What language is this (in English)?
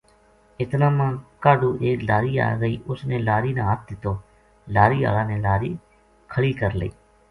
Gujari